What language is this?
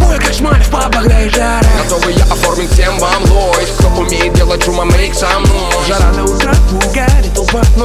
Russian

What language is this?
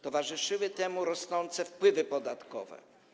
Polish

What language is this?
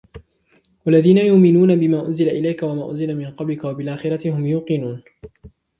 Arabic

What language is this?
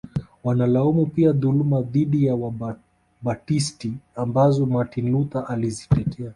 Swahili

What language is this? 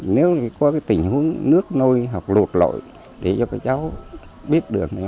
Vietnamese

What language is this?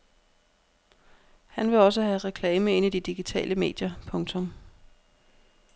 Danish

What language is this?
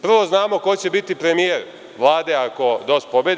Serbian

